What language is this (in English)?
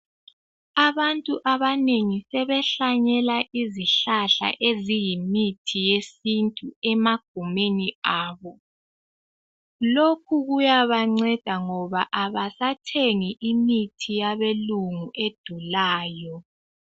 North Ndebele